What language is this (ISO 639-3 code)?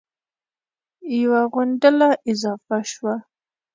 pus